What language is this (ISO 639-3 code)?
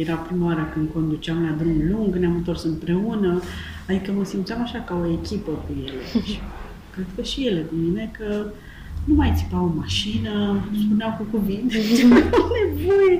ron